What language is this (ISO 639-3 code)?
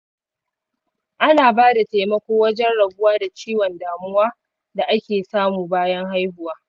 hau